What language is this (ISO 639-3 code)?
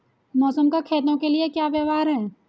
hin